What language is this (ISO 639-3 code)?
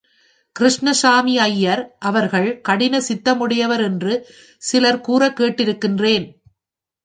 tam